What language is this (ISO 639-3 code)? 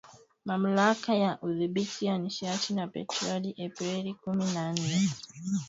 swa